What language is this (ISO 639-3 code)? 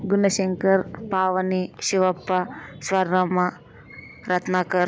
tel